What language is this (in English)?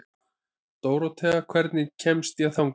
Icelandic